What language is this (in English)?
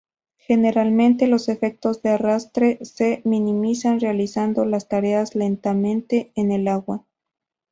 Spanish